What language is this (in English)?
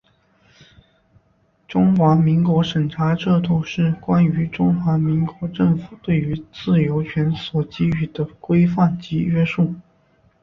Chinese